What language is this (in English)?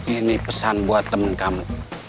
Indonesian